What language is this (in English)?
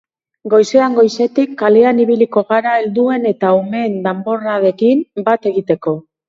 Basque